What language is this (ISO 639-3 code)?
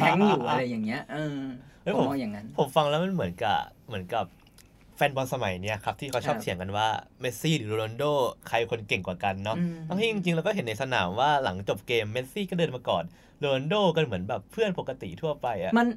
tha